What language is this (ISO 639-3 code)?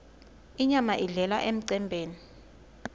ssw